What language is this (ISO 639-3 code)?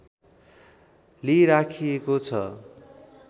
nep